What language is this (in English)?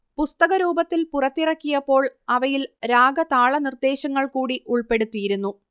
Malayalam